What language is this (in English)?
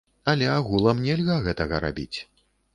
Belarusian